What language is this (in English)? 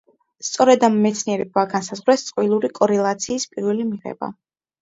Georgian